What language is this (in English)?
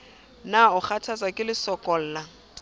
Southern Sotho